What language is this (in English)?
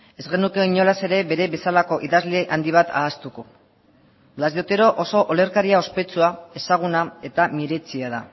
Basque